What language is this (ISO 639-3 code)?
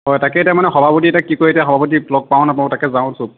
asm